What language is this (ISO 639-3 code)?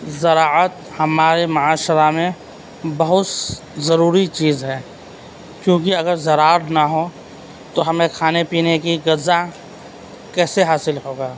urd